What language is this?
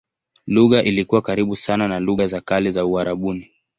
Swahili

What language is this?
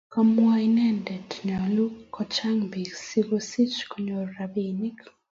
Kalenjin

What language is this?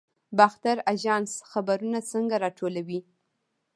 Pashto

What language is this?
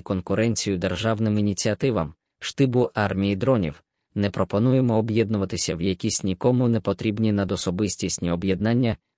Ukrainian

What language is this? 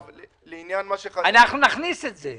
Hebrew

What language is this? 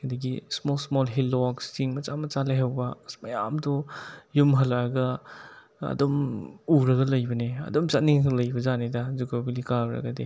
Manipuri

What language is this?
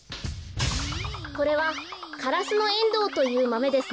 Japanese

